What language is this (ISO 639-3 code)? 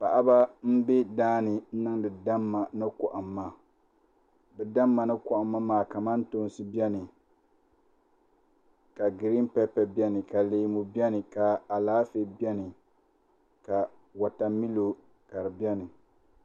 dag